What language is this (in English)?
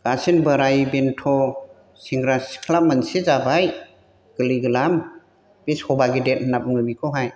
Bodo